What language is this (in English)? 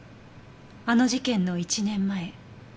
Japanese